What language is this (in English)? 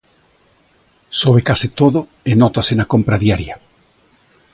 Galician